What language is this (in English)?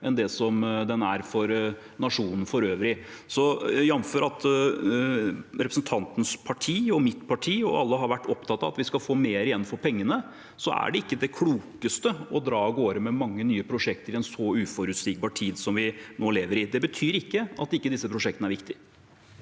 Norwegian